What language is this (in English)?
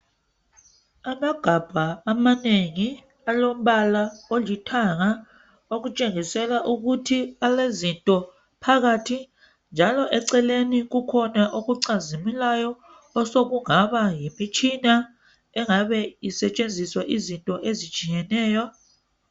North Ndebele